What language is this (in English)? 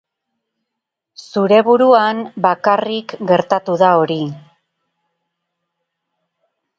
Basque